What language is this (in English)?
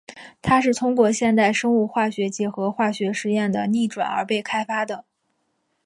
Chinese